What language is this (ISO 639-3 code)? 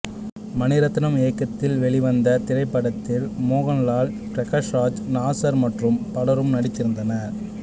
tam